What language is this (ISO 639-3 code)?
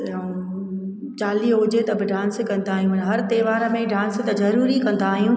snd